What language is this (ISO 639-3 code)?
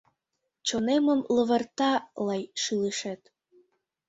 chm